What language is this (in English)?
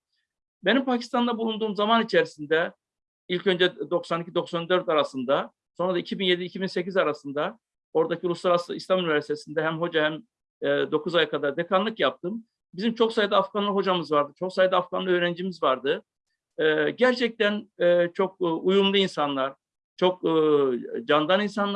Turkish